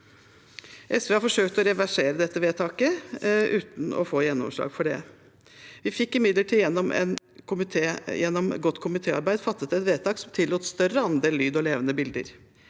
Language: Norwegian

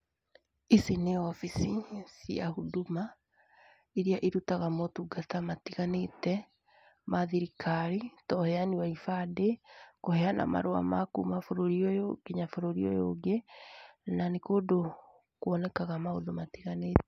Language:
Kikuyu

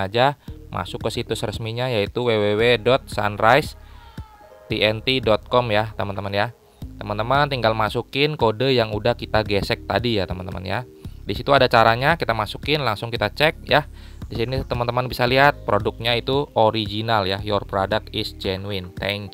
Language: Indonesian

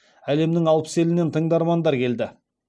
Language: Kazakh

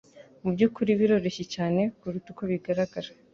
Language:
Kinyarwanda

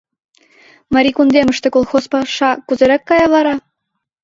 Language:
Mari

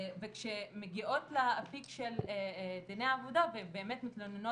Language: Hebrew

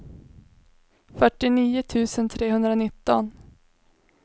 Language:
Swedish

